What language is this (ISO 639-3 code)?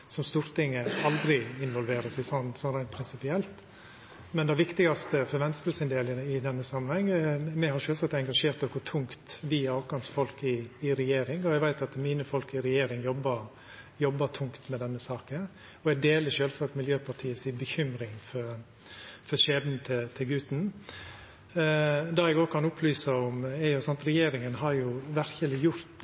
nno